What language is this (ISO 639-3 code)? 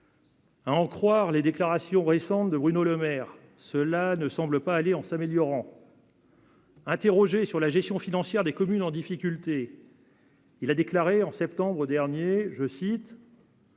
fra